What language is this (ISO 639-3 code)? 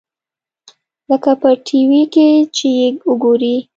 pus